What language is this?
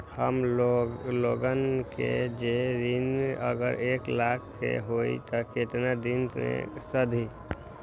Magahi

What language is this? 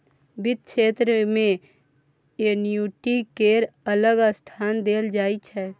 Maithili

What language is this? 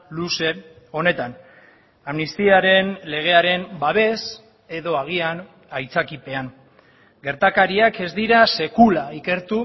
Basque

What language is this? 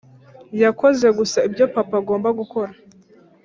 Kinyarwanda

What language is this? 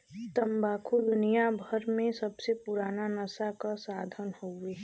Bhojpuri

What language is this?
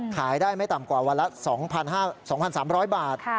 Thai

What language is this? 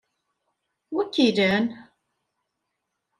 Kabyle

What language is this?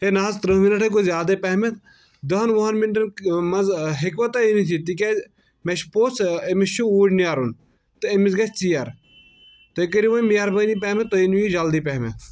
Kashmiri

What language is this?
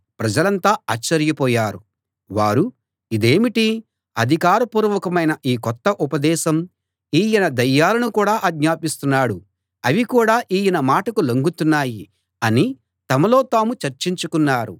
Telugu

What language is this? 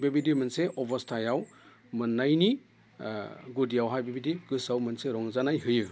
Bodo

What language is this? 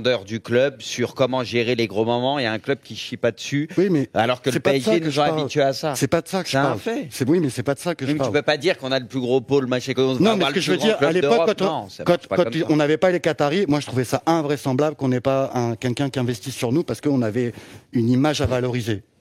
French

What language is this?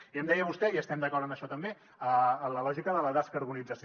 Catalan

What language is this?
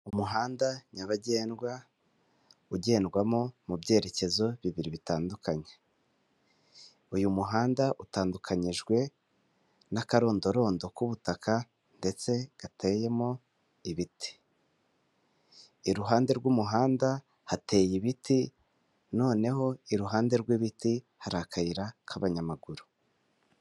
Kinyarwanda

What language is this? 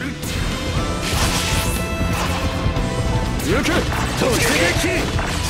Japanese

